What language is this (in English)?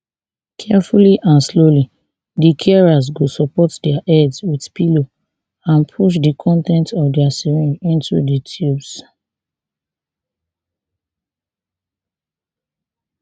Nigerian Pidgin